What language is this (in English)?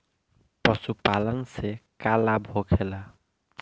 Bhojpuri